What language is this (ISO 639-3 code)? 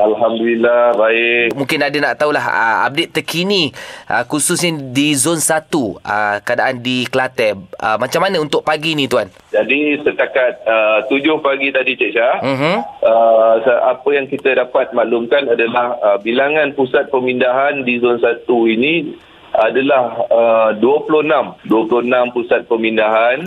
msa